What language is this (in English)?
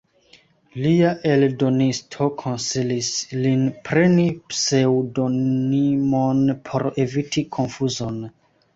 Esperanto